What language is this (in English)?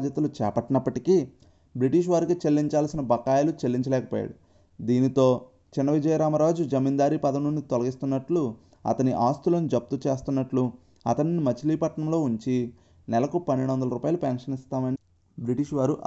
Telugu